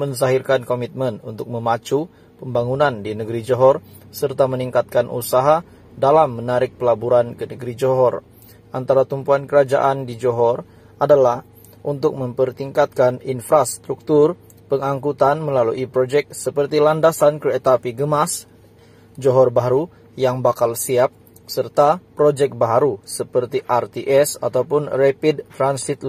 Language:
Indonesian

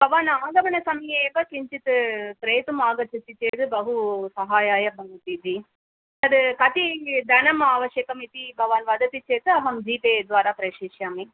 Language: Sanskrit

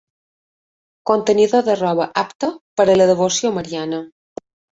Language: Catalan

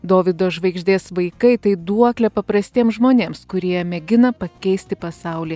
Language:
Lithuanian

